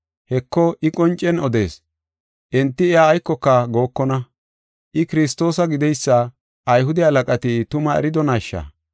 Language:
Gofa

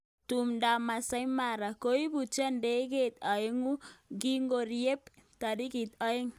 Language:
Kalenjin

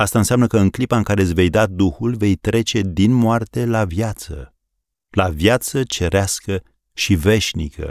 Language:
Romanian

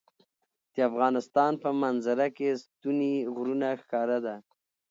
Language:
Pashto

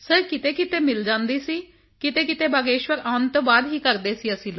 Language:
Punjabi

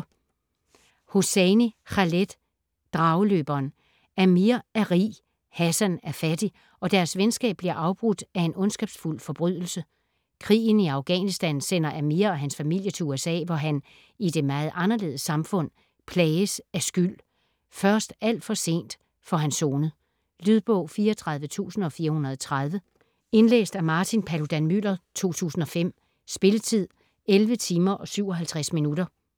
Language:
Danish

